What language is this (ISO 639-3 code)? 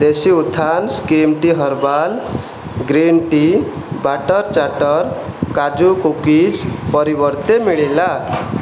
ori